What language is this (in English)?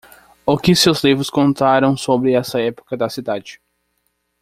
Portuguese